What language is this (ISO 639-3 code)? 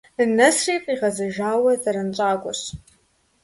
kbd